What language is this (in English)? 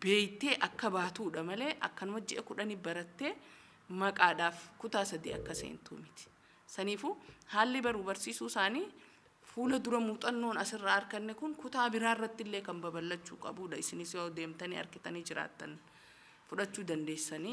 Arabic